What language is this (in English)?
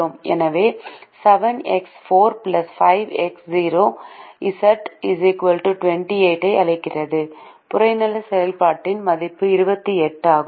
Tamil